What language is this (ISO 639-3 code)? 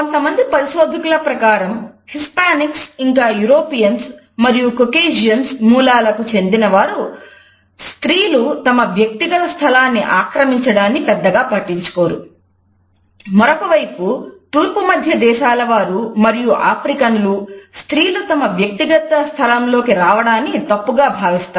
tel